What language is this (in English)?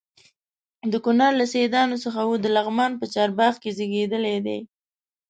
Pashto